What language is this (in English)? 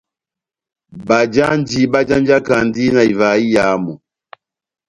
Batanga